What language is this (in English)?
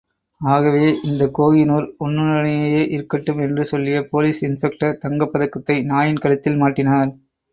Tamil